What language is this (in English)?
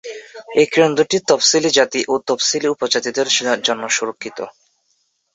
Bangla